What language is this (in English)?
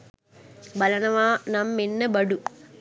Sinhala